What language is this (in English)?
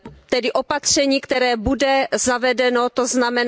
Czech